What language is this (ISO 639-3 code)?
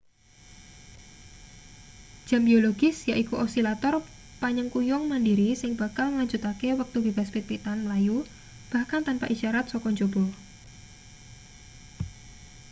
jav